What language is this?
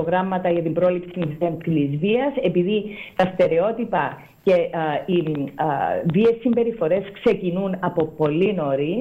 Greek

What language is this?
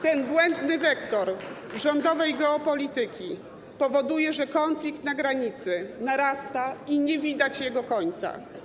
Polish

